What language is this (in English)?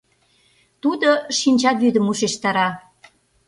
Mari